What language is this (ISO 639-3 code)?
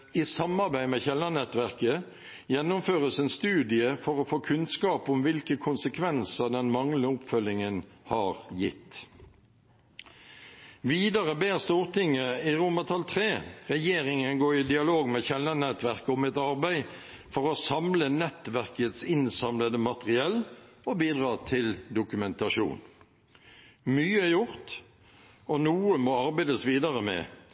nob